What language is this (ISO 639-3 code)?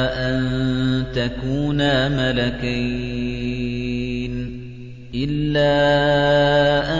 ara